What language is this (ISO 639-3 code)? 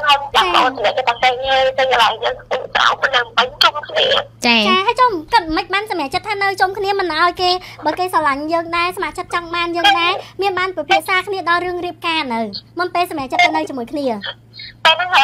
tha